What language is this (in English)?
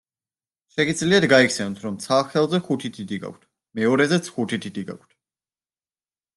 Georgian